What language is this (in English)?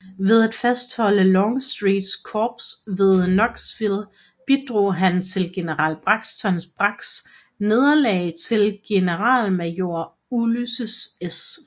Danish